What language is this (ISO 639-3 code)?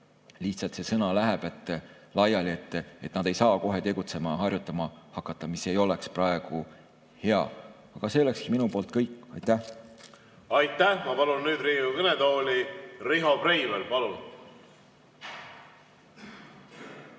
est